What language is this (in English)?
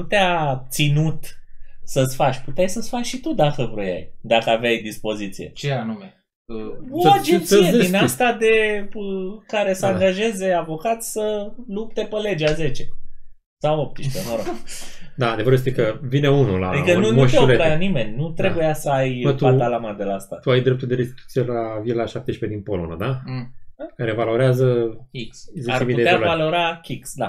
Romanian